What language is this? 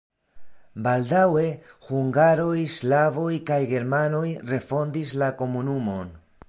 Esperanto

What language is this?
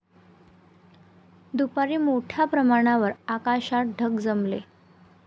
Marathi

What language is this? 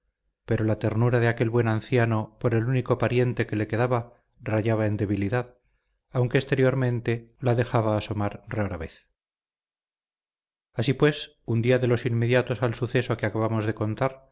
Spanish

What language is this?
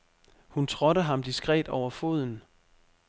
Danish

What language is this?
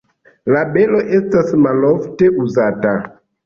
Esperanto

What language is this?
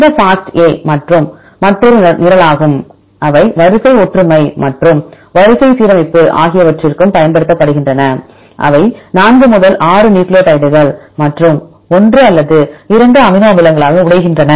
Tamil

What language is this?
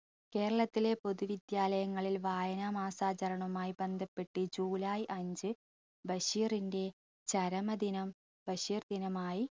Malayalam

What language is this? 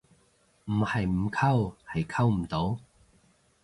Cantonese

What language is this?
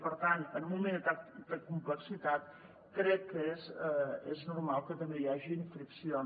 Catalan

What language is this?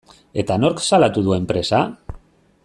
Basque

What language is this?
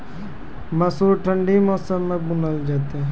Maithili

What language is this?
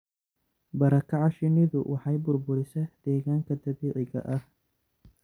Somali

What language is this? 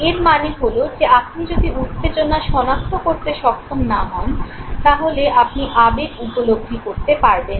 Bangla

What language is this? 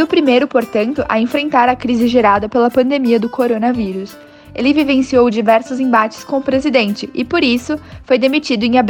Portuguese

